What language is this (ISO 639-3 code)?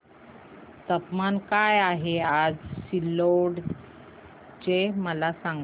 mar